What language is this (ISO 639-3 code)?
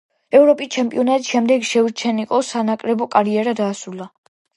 kat